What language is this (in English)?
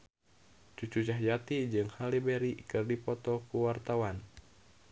Sundanese